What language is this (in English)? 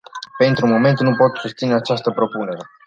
Romanian